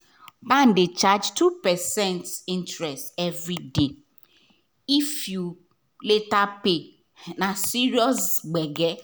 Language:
Nigerian Pidgin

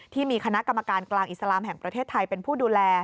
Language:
Thai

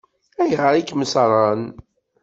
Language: Kabyle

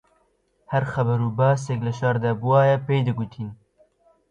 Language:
Central Kurdish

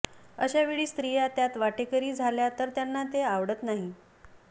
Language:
Marathi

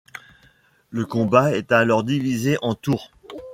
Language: French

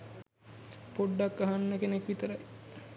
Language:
Sinhala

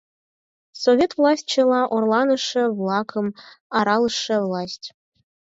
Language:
Mari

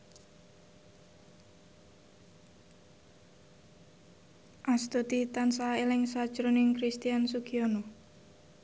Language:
Javanese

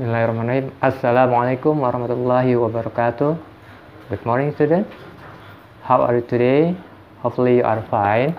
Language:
Indonesian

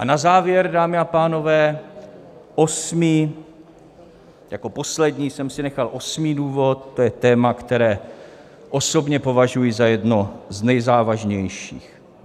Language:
Czech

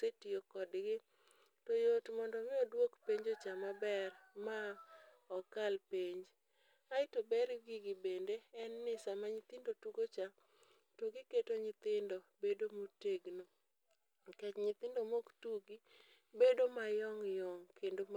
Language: Luo (Kenya and Tanzania)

